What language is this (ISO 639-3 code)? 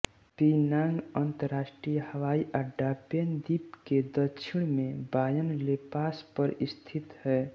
hin